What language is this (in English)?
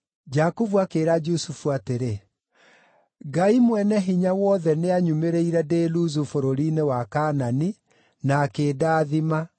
Kikuyu